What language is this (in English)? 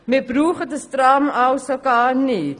Swiss German